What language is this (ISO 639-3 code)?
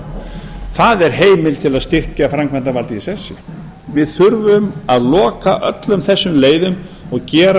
isl